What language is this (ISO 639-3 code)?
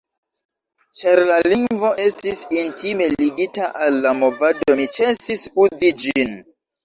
epo